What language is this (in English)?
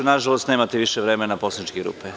Serbian